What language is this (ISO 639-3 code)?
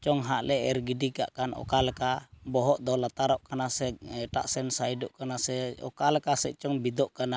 sat